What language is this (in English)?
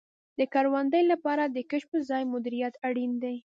Pashto